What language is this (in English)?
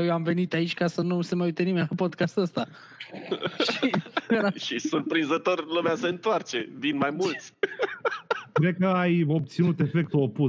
Romanian